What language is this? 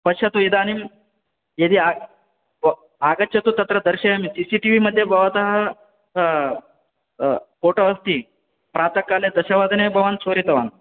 Sanskrit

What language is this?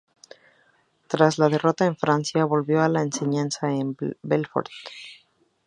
Spanish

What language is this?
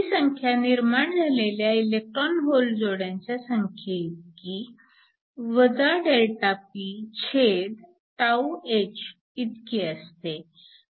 Marathi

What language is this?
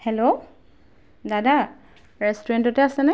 Assamese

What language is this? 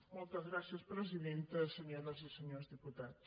Catalan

